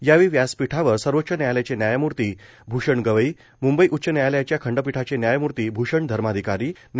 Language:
Marathi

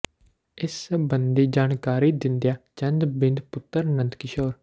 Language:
Punjabi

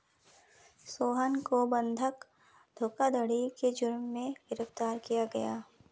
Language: Hindi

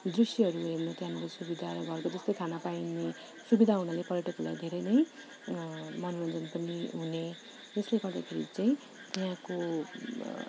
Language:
Nepali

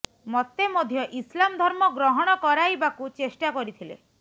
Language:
Odia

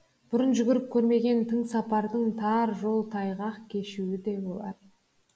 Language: Kazakh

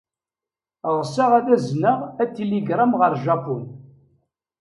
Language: Kabyle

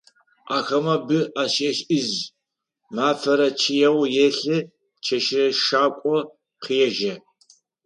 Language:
Adyghe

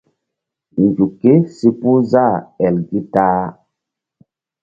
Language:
Mbum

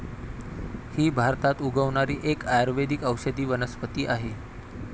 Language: Marathi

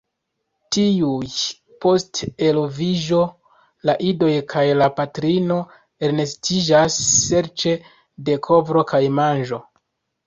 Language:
Esperanto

